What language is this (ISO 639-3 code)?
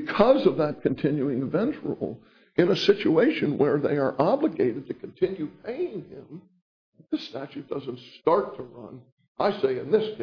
eng